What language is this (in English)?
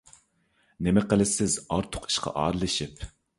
Uyghur